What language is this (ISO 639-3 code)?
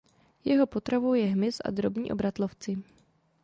ces